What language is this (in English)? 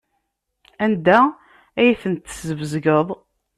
Kabyle